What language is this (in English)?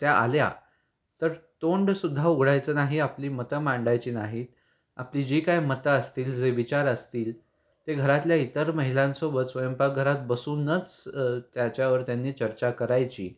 Marathi